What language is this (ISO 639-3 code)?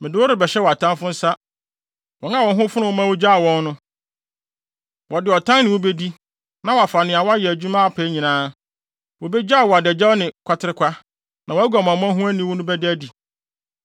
aka